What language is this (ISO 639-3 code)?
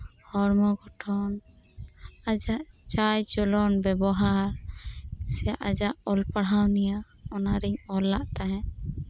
sat